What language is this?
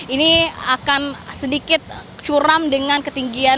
Indonesian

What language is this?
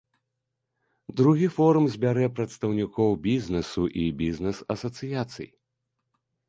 Belarusian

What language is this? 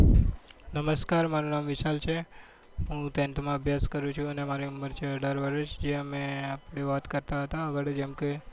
Gujarati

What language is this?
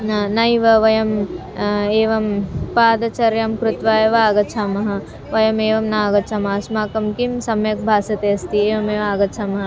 Sanskrit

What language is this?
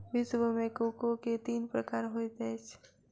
Maithili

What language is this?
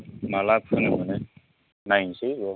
Bodo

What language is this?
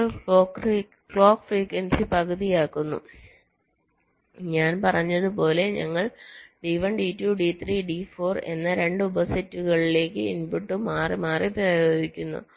Malayalam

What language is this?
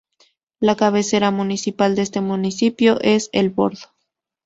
Spanish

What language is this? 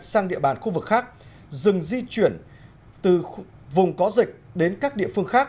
Vietnamese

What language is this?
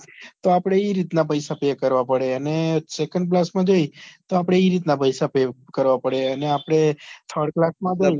Gujarati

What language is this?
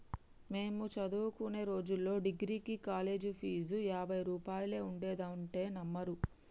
Telugu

